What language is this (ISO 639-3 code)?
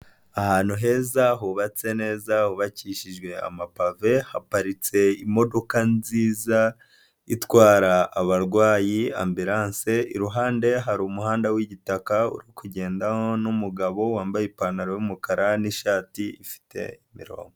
kin